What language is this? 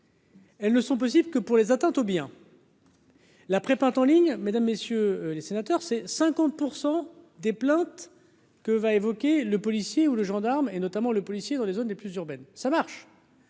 French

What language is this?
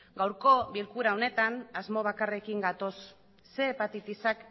Basque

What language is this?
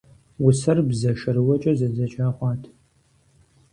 Kabardian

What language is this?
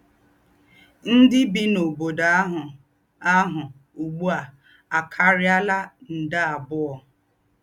Igbo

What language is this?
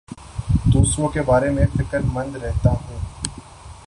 Urdu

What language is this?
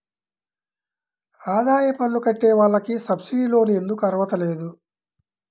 Telugu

